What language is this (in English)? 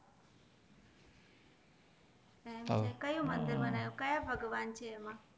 Gujarati